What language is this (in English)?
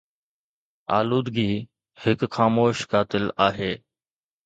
Sindhi